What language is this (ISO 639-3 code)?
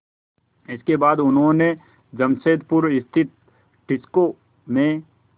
hin